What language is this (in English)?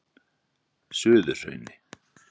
Icelandic